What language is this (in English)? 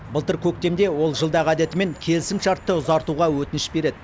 Kazakh